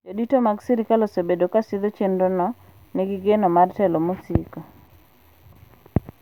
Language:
Luo (Kenya and Tanzania)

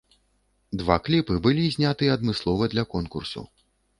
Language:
Belarusian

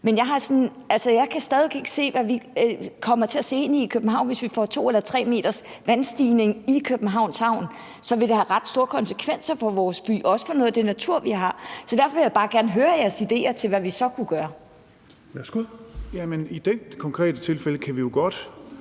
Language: Danish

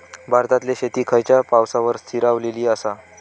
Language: Marathi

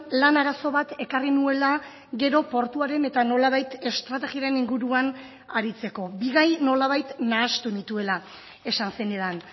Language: Basque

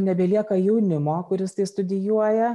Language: Lithuanian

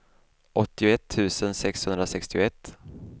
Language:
Swedish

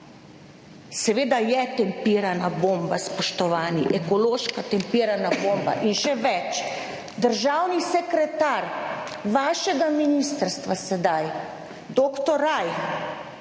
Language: Slovenian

